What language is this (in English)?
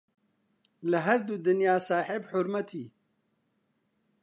Central Kurdish